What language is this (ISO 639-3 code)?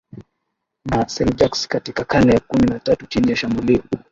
swa